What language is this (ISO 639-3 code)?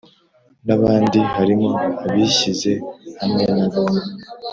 kin